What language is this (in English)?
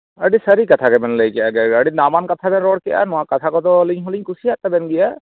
Santali